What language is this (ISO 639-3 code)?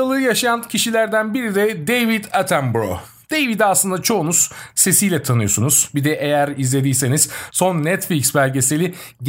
tur